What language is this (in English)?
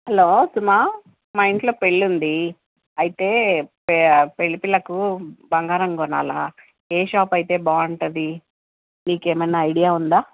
Telugu